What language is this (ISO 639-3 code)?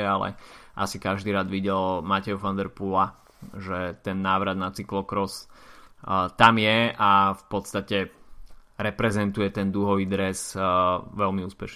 slk